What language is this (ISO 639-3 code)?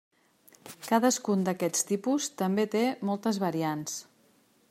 cat